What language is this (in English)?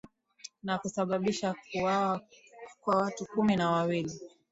Swahili